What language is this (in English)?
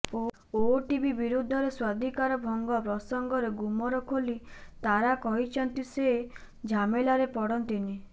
Odia